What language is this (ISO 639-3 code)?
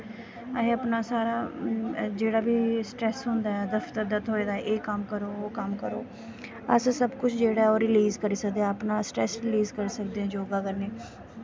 doi